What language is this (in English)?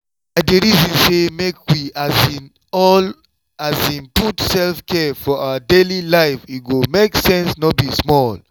Nigerian Pidgin